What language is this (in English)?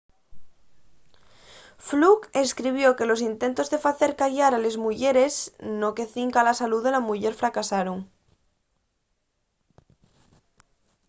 Asturian